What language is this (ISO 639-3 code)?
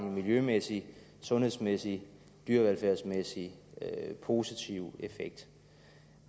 dan